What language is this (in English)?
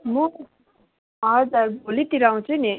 Nepali